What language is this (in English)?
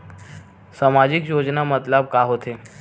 Chhattisgarhi